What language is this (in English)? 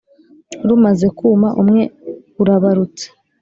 Kinyarwanda